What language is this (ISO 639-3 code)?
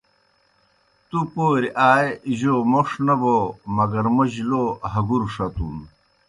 plk